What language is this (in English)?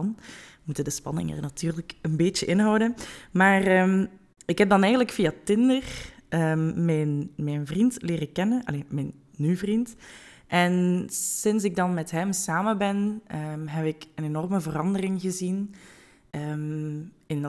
Dutch